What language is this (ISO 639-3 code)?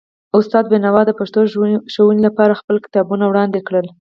pus